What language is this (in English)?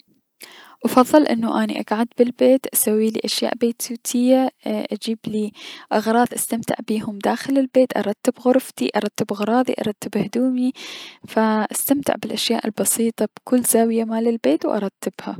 Mesopotamian Arabic